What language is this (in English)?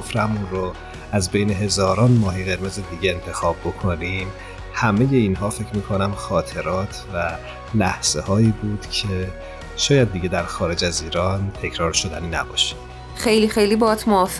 Persian